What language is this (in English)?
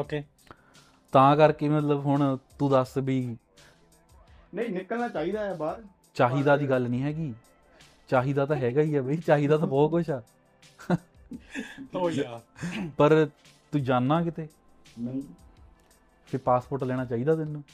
Punjabi